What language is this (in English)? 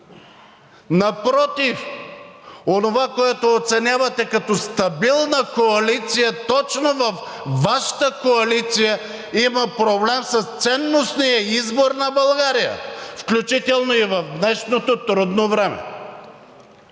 Bulgarian